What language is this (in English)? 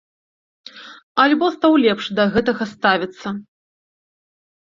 Belarusian